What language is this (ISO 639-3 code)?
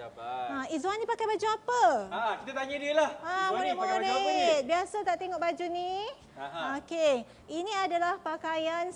msa